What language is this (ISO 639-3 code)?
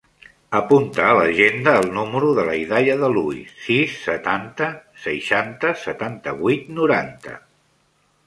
cat